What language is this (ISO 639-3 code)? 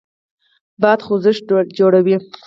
pus